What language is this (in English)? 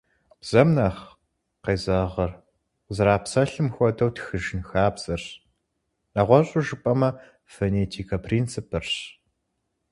Kabardian